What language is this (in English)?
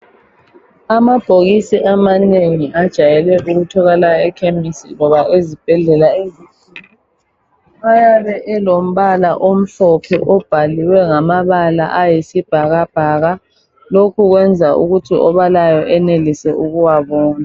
North Ndebele